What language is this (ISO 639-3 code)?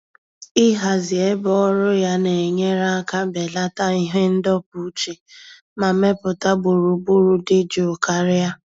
ibo